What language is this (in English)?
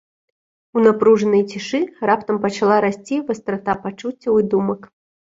Belarusian